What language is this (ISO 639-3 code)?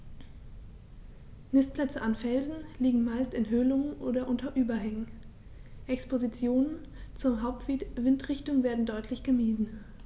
deu